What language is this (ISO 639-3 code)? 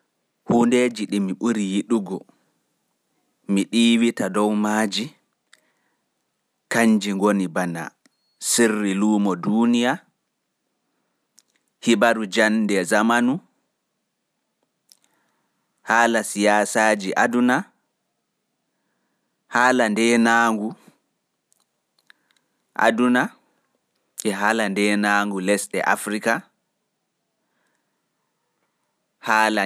fuf